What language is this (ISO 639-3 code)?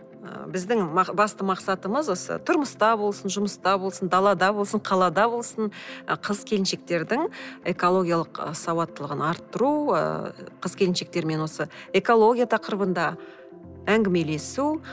kaz